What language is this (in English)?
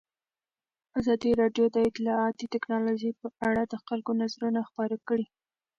Pashto